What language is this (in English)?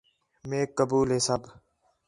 Khetrani